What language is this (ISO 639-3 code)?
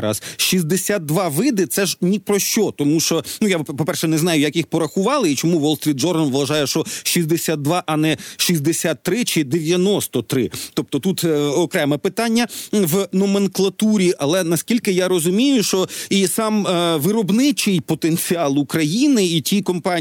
ukr